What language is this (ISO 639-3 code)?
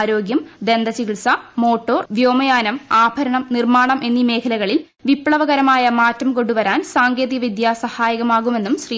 mal